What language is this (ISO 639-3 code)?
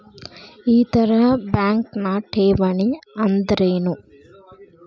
kan